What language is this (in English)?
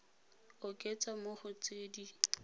Tswana